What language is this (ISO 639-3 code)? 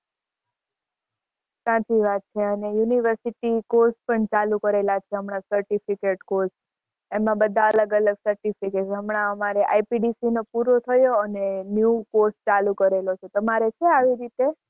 guj